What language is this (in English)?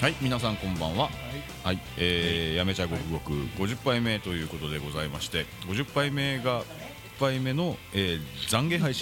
Japanese